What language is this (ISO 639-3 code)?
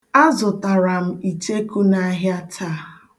ibo